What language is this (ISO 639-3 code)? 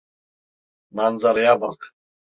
tur